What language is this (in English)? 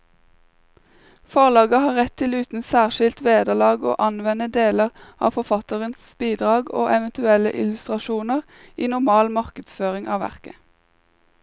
Norwegian